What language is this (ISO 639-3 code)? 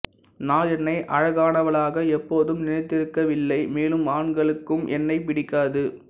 tam